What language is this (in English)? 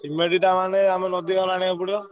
Odia